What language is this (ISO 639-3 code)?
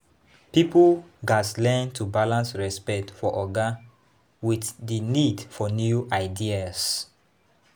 pcm